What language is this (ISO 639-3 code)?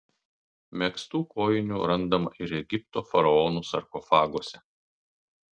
lit